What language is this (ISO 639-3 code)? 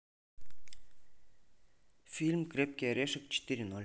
rus